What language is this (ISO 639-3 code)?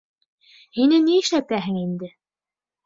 bak